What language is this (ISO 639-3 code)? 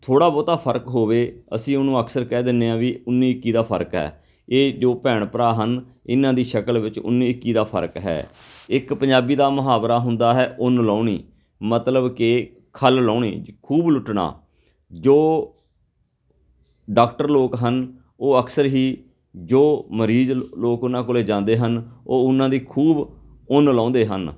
pan